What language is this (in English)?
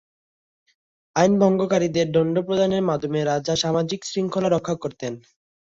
Bangla